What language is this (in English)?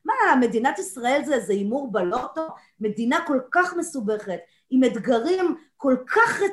Hebrew